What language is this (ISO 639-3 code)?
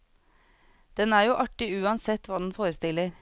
nor